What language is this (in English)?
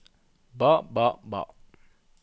Norwegian